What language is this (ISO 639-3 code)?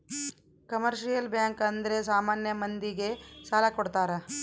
kan